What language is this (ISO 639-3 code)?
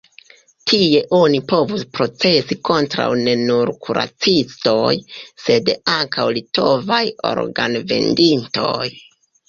epo